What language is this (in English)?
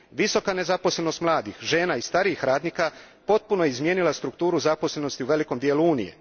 Croatian